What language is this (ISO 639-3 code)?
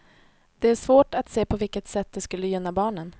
swe